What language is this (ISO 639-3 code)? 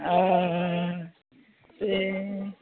kok